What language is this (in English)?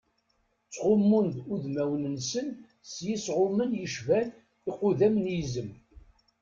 Kabyle